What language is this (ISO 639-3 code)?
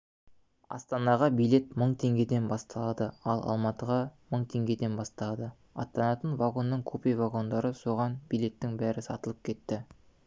kaz